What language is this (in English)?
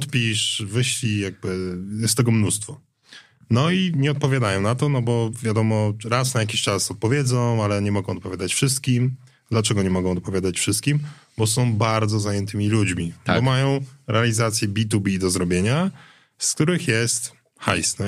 Polish